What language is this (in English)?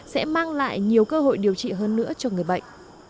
Vietnamese